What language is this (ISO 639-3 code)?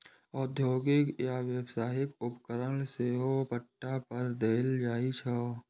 mai